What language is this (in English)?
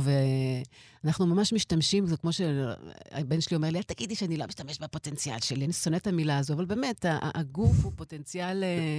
Hebrew